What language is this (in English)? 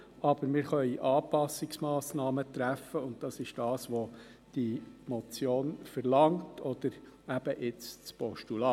Swiss German